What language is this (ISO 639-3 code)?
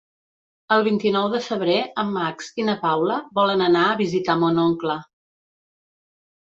cat